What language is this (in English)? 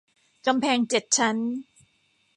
Thai